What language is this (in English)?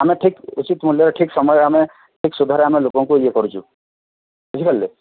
Odia